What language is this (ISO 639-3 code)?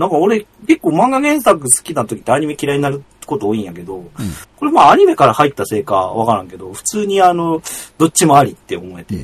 jpn